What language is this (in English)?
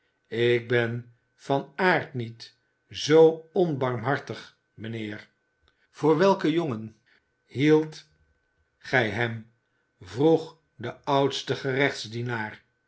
Dutch